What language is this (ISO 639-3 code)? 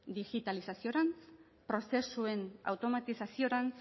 eus